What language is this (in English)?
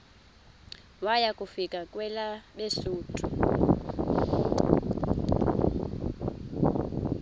Xhosa